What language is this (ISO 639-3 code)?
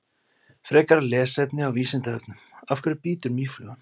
isl